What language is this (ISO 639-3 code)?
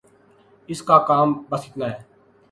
urd